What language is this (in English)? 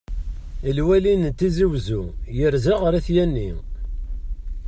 Kabyle